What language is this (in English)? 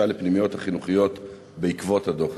Hebrew